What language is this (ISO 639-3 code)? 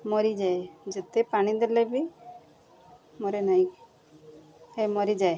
ori